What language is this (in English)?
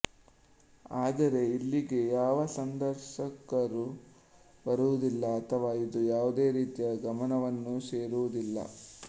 Kannada